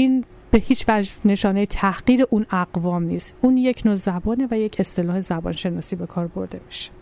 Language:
Persian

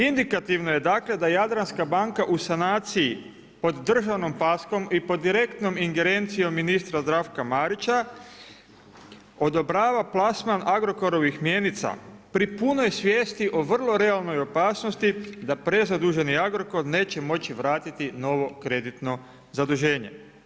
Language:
Croatian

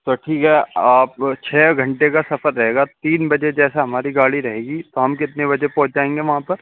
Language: Urdu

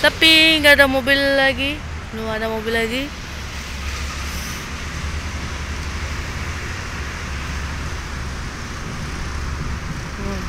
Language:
Indonesian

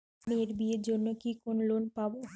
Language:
Bangla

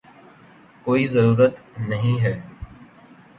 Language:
Urdu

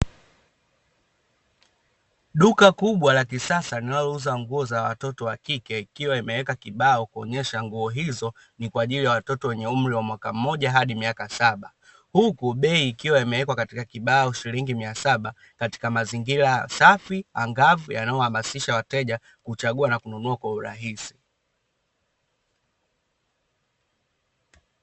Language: Swahili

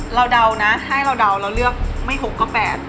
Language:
Thai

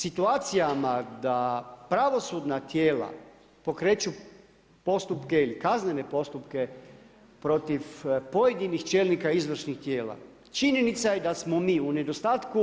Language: Croatian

